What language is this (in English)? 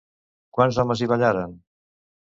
Catalan